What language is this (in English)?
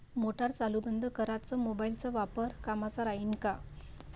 Marathi